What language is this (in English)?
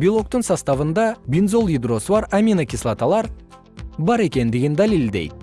Kyrgyz